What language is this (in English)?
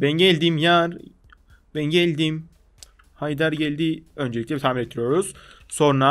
Turkish